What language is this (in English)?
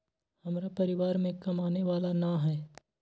Magahi